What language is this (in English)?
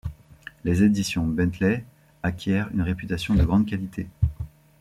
French